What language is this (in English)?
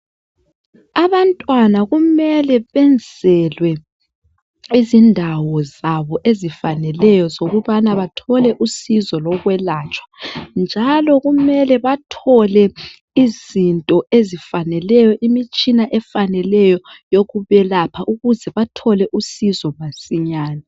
North Ndebele